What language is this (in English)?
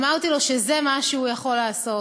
Hebrew